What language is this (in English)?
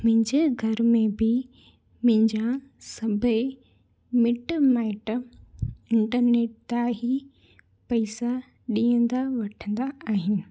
Sindhi